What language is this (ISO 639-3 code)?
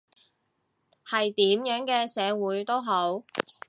yue